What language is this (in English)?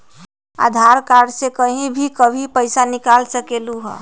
Magahi